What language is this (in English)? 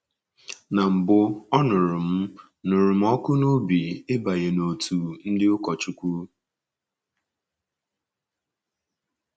Igbo